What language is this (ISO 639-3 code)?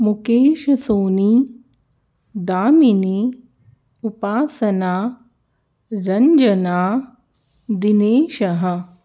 san